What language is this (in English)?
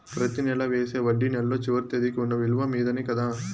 Telugu